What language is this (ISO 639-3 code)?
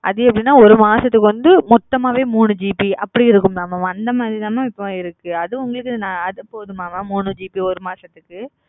tam